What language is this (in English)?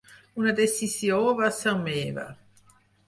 Catalan